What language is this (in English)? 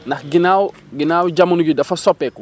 Wolof